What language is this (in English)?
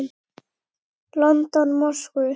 Icelandic